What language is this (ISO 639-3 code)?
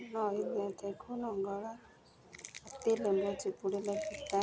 ori